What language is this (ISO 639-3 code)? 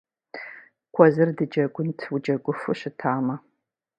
kbd